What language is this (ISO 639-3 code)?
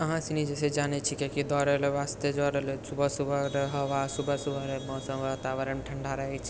mai